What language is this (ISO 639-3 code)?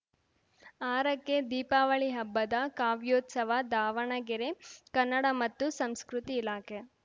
kan